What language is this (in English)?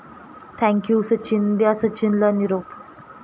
Marathi